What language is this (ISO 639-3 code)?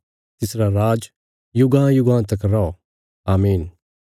kfs